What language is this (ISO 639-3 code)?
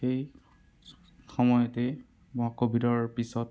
asm